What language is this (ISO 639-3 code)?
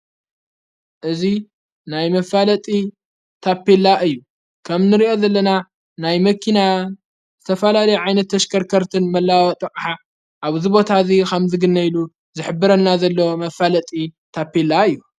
tir